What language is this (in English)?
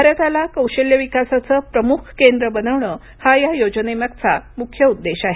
Marathi